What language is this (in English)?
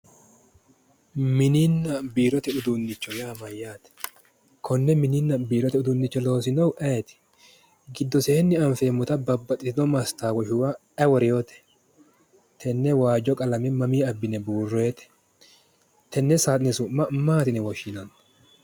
Sidamo